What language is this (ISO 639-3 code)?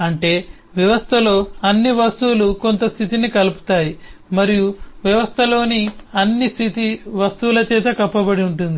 tel